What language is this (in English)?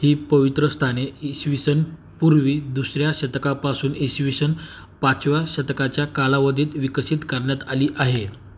Marathi